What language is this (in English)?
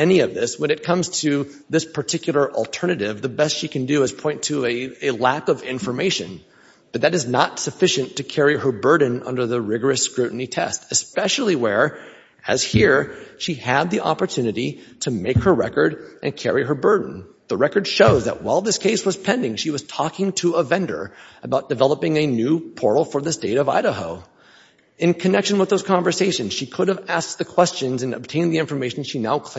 English